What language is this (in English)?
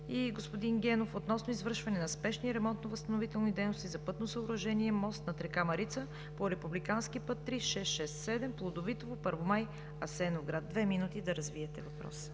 Bulgarian